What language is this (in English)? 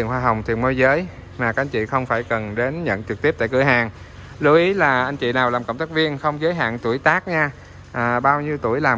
Vietnamese